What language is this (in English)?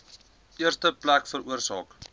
Afrikaans